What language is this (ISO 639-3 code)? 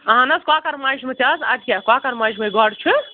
kas